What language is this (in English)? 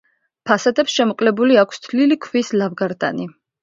Georgian